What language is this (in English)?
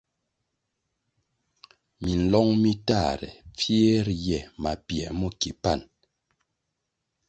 Kwasio